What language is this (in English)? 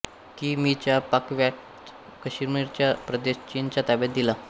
Marathi